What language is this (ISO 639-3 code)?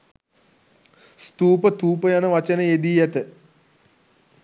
sin